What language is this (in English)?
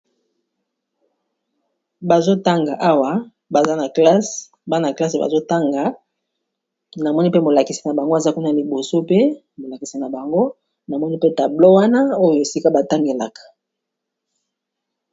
Lingala